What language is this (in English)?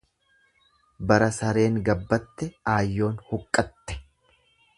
Oromo